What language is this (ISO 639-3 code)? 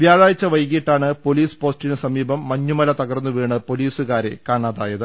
mal